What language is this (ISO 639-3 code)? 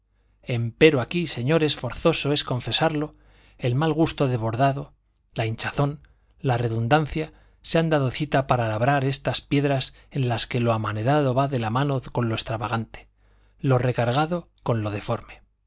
spa